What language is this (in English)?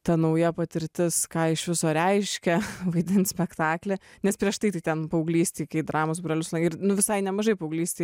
Lithuanian